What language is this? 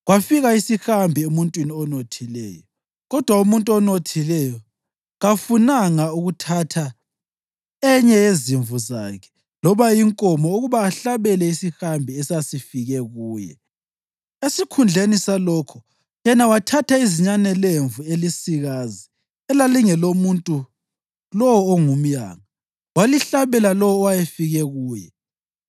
North Ndebele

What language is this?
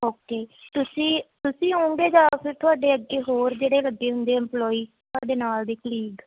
Punjabi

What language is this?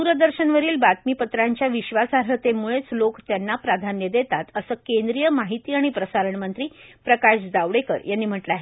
Marathi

